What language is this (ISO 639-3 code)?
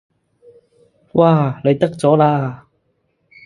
yue